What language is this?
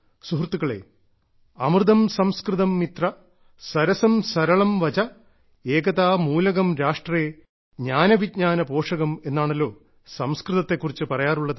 Malayalam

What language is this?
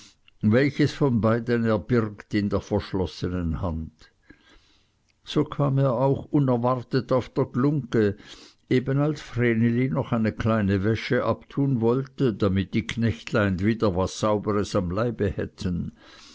German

